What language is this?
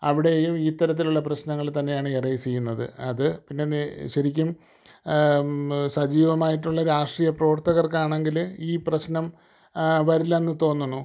Malayalam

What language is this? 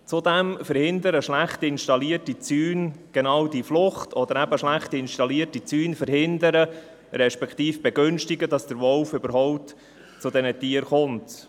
Swiss German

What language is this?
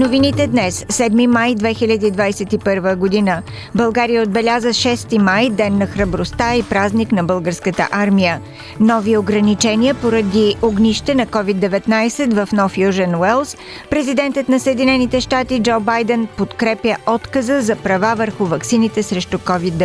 Bulgarian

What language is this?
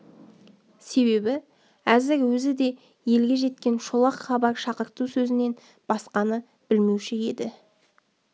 Kazakh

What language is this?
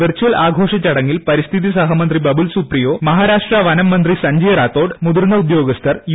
Malayalam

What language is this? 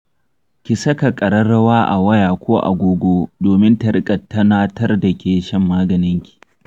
Hausa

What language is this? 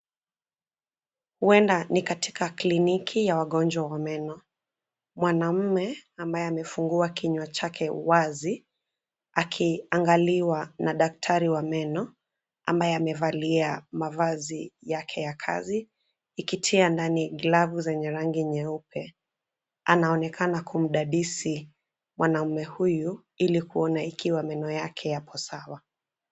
Swahili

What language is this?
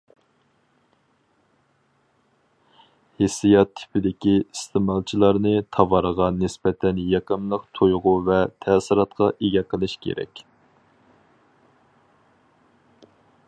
Uyghur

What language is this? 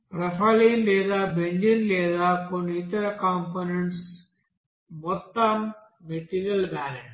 Telugu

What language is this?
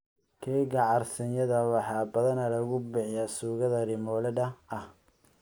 Somali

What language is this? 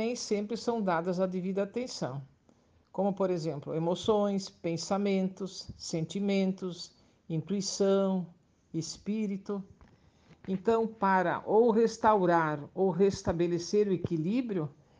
Portuguese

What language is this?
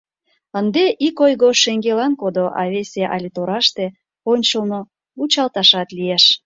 Mari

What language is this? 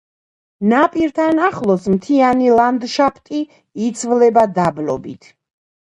Georgian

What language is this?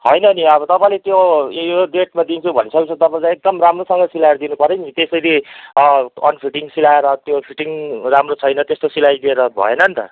Nepali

